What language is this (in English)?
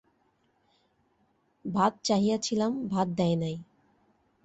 Bangla